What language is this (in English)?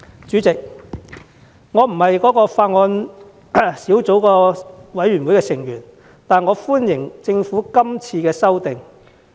Cantonese